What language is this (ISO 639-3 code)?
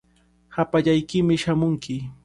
qvl